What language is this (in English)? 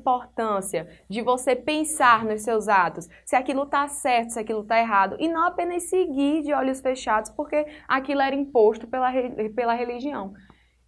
Portuguese